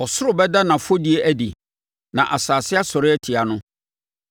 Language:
Akan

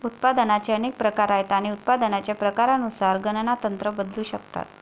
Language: Marathi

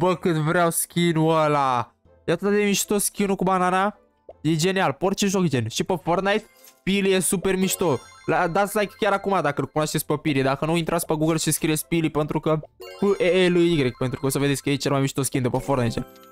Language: Romanian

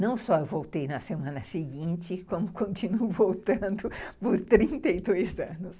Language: Portuguese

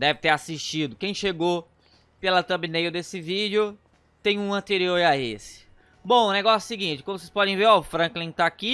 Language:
Portuguese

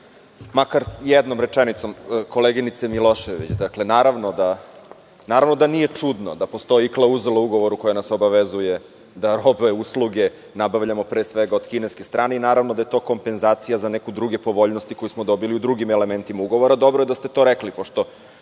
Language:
Serbian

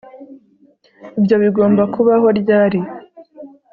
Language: Kinyarwanda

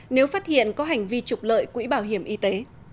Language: Vietnamese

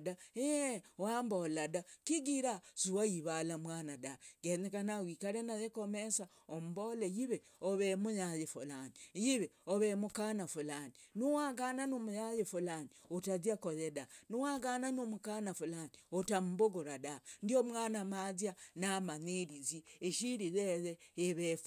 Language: Logooli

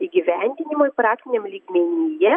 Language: Lithuanian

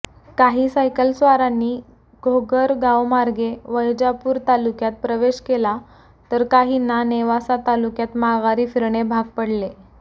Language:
Marathi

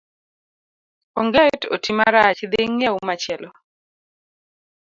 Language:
Luo (Kenya and Tanzania)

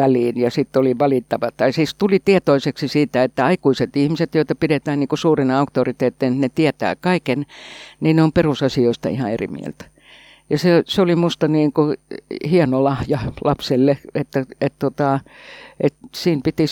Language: Finnish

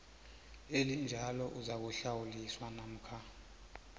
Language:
South Ndebele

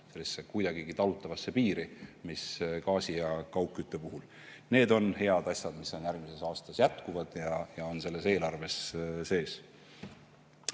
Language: Estonian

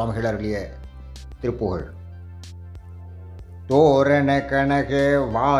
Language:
Tamil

